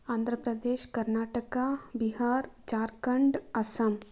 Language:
Kannada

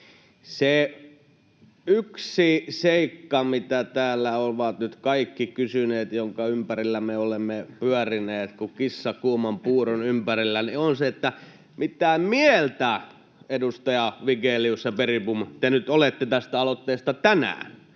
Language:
Finnish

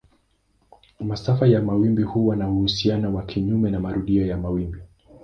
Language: Swahili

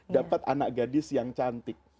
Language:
Indonesian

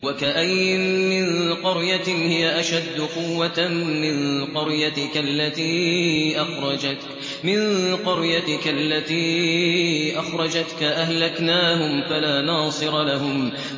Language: Arabic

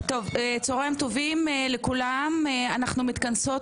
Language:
Hebrew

